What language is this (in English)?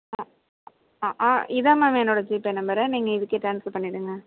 Tamil